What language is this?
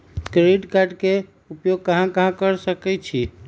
Magahi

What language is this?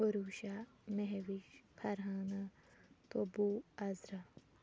Kashmiri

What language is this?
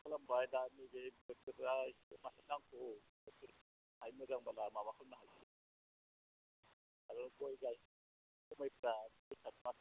Bodo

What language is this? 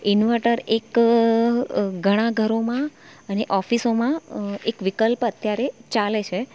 Gujarati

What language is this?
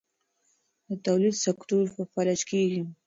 Pashto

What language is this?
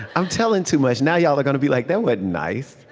English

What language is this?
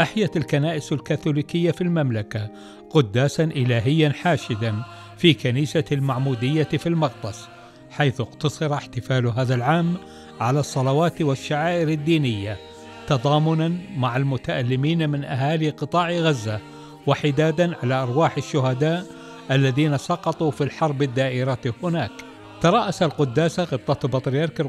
Arabic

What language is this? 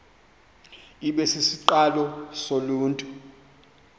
Xhosa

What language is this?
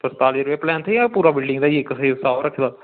Dogri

